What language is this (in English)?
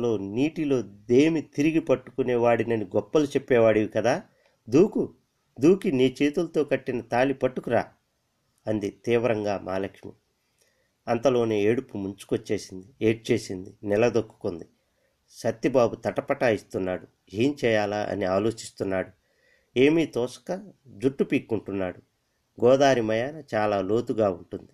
Telugu